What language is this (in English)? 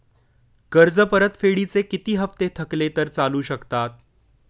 Marathi